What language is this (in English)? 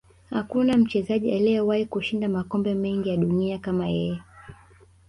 Swahili